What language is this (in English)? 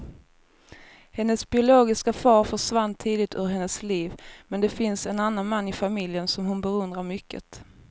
Swedish